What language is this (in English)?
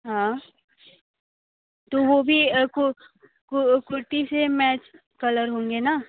Hindi